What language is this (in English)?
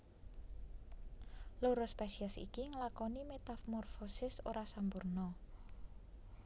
Javanese